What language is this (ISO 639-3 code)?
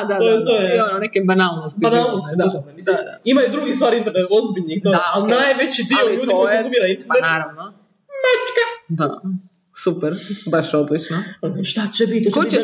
hrv